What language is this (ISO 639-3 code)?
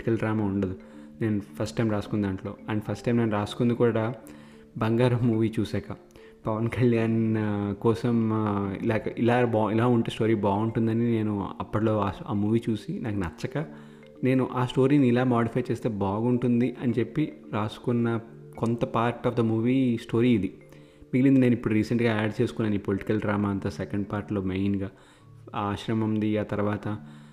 tel